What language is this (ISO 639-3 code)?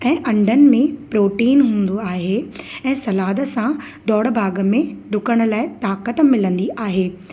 snd